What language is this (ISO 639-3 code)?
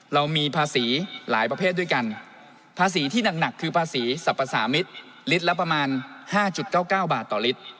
tha